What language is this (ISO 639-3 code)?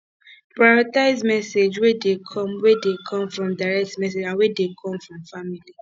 pcm